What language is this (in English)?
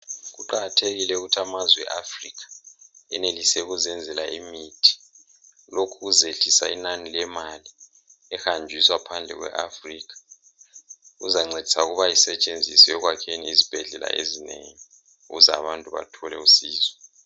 North Ndebele